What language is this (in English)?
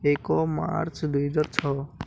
Odia